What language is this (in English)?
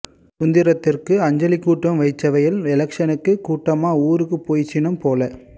Tamil